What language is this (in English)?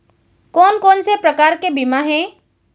Chhattisgarhi